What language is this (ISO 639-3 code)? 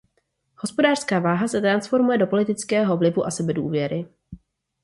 ces